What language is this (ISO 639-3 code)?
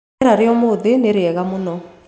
kik